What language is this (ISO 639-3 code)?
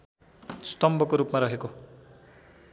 nep